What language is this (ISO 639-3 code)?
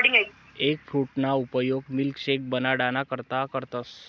mar